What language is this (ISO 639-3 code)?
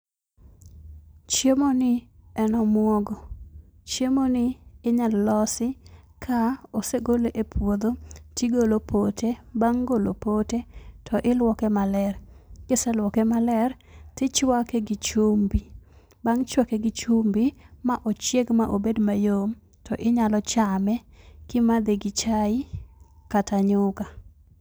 luo